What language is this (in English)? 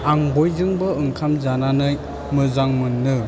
Bodo